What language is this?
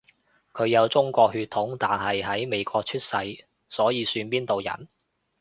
Cantonese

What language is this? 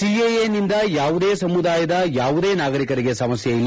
Kannada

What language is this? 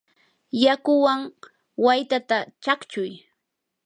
Yanahuanca Pasco Quechua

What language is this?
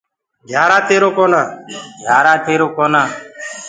Gurgula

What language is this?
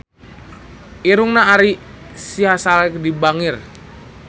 Sundanese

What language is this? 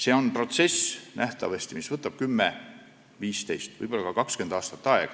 Estonian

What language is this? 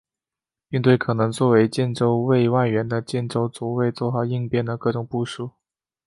Chinese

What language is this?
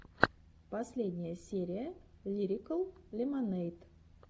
Russian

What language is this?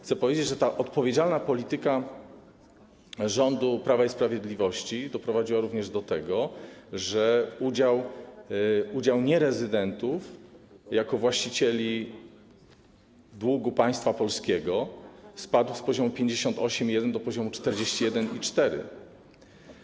Polish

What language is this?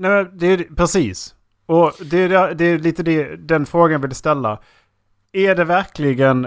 Swedish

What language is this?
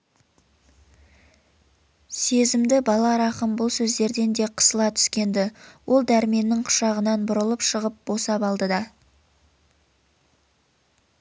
Kazakh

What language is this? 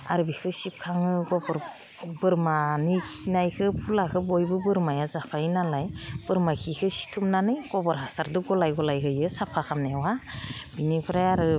Bodo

